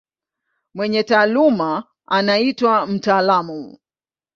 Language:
Swahili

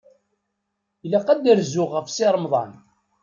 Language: Kabyle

